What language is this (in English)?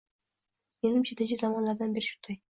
Uzbek